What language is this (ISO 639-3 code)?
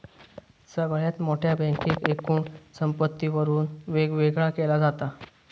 mar